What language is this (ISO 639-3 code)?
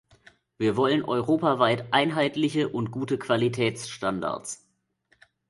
deu